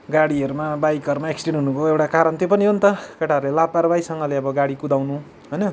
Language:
Nepali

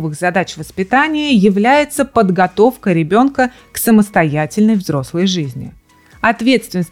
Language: Russian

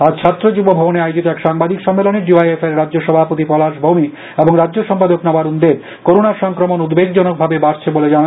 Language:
Bangla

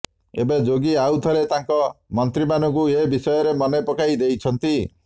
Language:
Odia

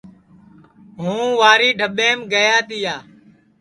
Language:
Sansi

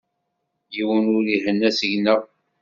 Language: Kabyle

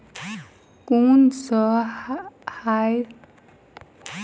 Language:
Maithili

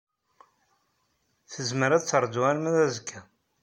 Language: Kabyle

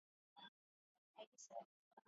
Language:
Asturian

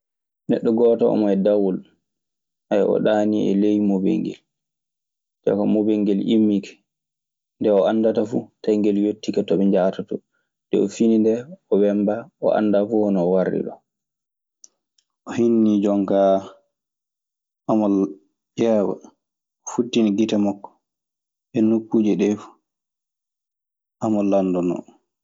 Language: Maasina Fulfulde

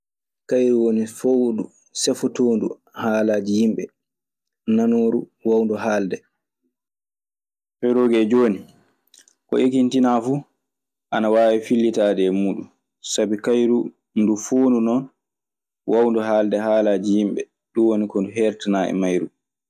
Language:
Maasina Fulfulde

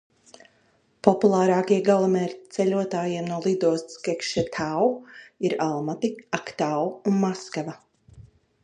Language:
Latvian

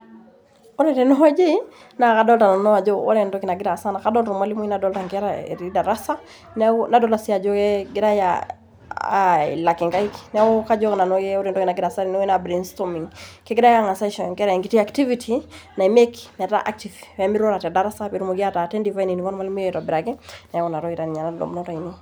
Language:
Masai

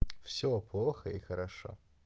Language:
Russian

